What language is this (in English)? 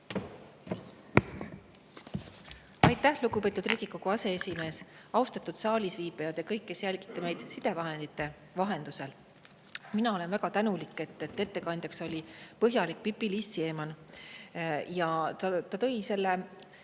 Estonian